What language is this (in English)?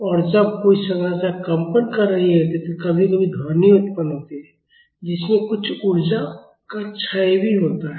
Hindi